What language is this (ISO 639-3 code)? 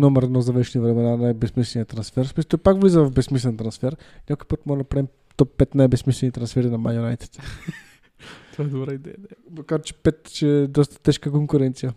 bul